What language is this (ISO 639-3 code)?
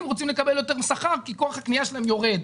heb